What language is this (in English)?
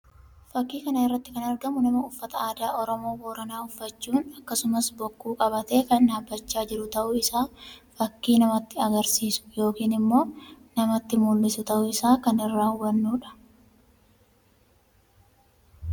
Oromo